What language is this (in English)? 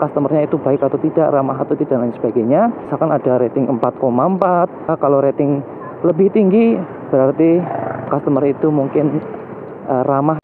Indonesian